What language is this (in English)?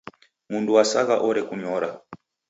Taita